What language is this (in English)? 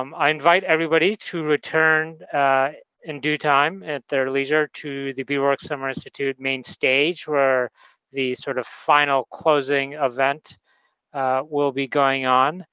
English